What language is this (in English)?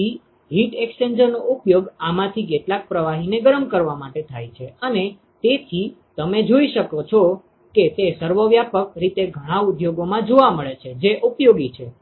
Gujarati